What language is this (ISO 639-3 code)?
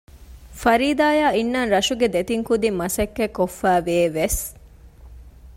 div